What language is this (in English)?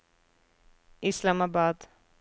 Norwegian